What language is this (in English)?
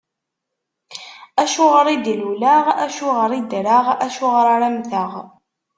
Kabyle